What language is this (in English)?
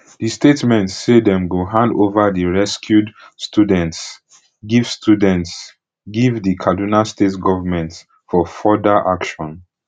Nigerian Pidgin